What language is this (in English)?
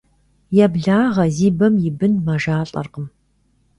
Kabardian